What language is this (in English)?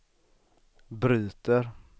Swedish